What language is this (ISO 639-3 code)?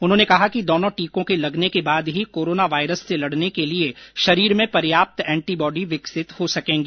hin